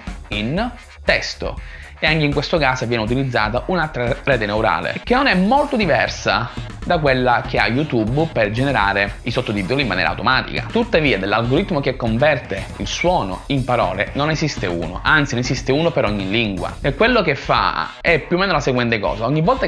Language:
Italian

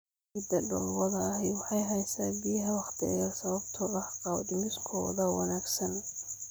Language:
Somali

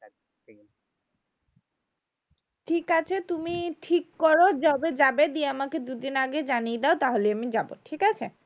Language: Bangla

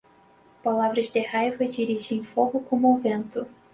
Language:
Portuguese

